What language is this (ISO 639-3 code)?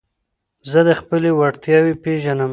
pus